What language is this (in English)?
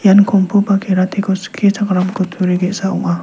Garo